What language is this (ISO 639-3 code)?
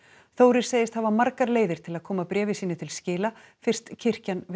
isl